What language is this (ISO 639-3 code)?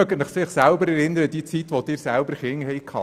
gsw